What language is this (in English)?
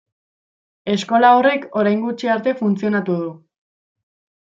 Basque